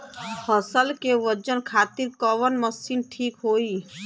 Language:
Bhojpuri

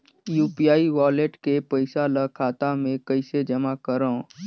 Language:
Chhattisgarhi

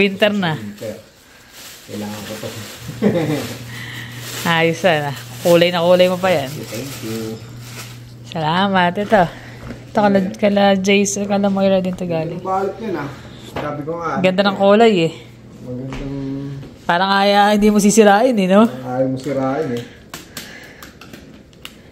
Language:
Filipino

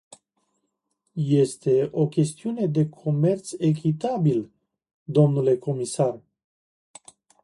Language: Romanian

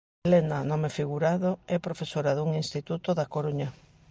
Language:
Galician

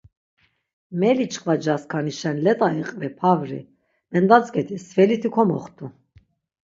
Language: Laz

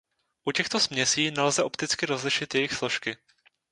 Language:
Czech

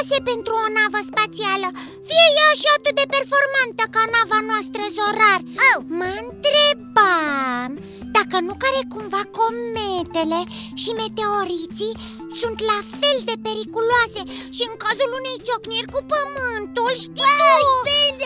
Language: Romanian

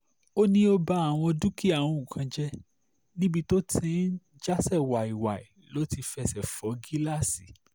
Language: Yoruba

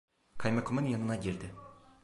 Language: Turkish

